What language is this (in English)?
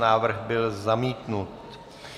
Czech